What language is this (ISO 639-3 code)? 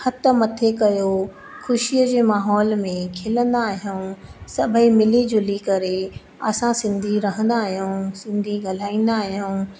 snd